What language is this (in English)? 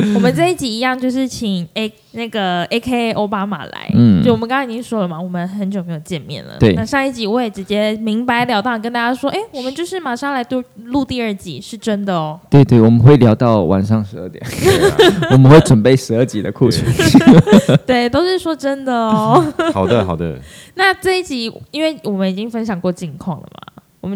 Chinese